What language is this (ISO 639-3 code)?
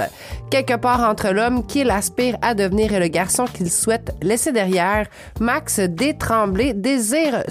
fra